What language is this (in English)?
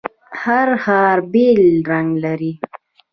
Pashto